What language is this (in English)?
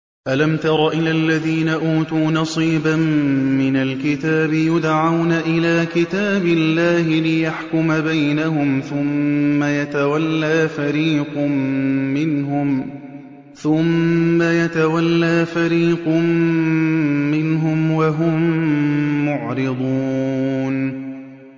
Arabic